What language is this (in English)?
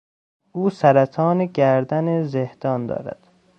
Persian